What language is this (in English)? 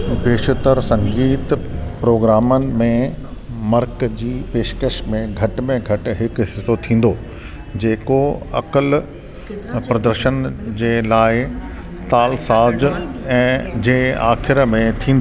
Sindhi